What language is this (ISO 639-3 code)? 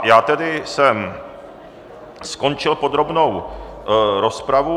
ces